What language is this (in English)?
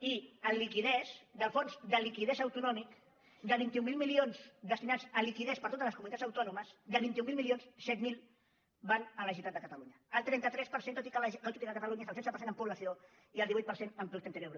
Catalan